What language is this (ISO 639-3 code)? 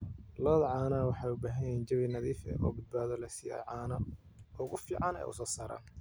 som